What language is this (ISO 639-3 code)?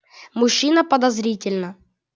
rus